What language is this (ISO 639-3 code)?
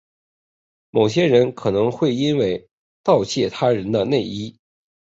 zho